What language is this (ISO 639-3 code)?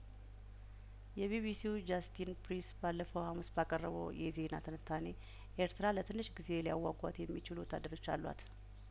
amh